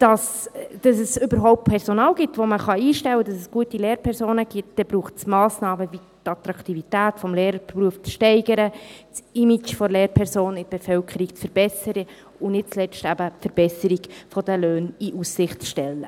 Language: Swiss German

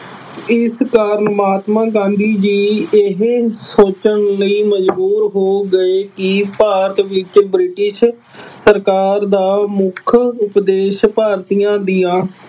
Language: Punjabi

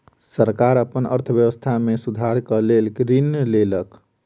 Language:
Maithili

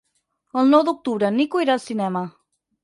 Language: Catalan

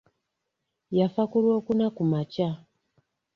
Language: Ganda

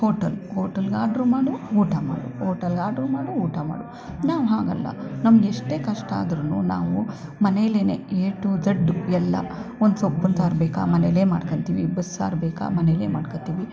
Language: Kannada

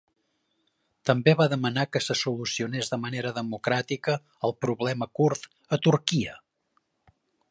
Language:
Catalan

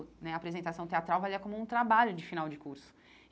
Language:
Portuguese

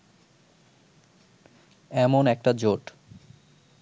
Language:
Bangla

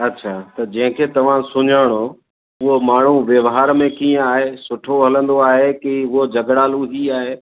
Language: Sindhi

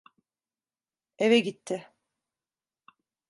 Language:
Turkish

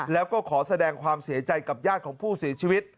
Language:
Thai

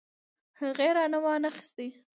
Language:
Pashto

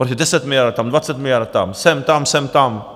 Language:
Czech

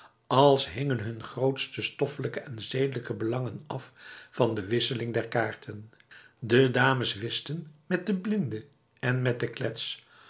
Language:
Dutch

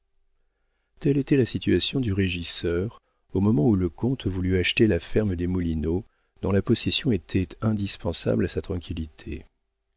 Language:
French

